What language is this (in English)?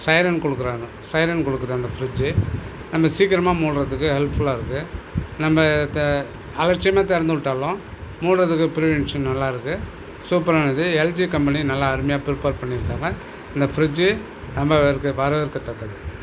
Tamil